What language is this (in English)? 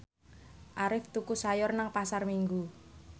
Javanese